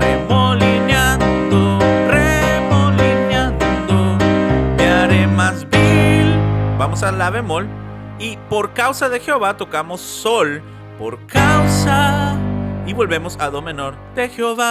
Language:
Spanish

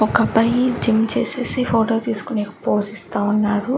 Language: Telugu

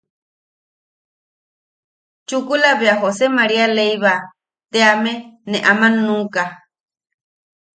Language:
Yaqui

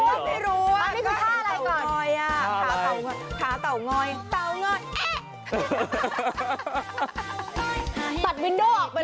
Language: Thai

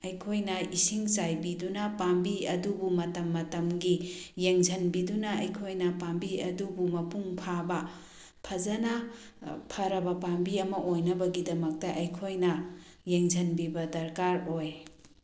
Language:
Manipuri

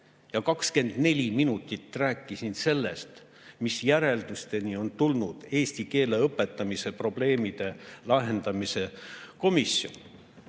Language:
Estonian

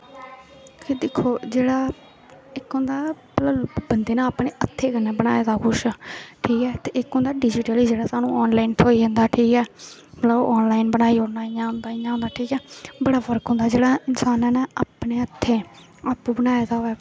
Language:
Dogri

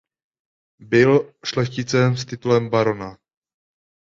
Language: Czech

